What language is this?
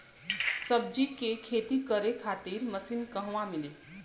Bhojpuri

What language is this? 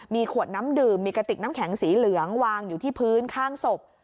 Thai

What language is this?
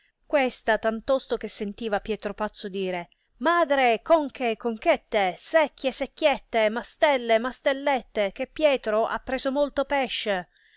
Italian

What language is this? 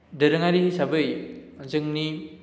Bodo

